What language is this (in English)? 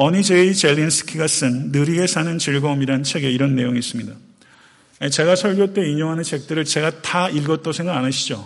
Korean